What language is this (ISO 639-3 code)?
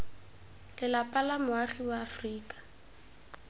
tsn